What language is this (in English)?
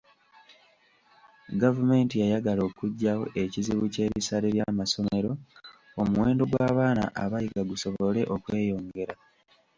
Ganda